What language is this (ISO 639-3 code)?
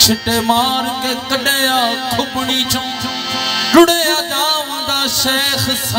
hin